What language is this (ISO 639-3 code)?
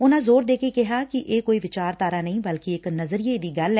pan